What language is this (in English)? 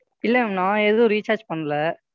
Tamil